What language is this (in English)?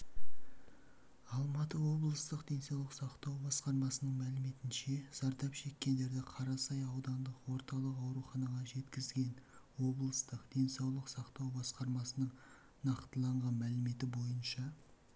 Kazakh